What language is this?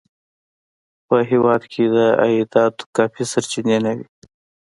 Pashto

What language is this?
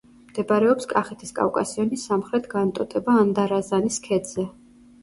Georgian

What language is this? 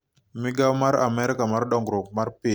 Luo (Kenya and Tanzania)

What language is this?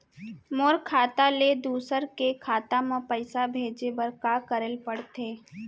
Chhattisgarhi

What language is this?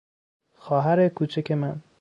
Persian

